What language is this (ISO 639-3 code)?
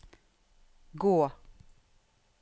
nor